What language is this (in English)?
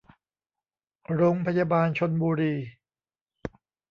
Thai